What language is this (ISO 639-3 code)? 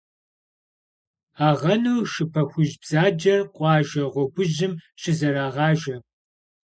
kbd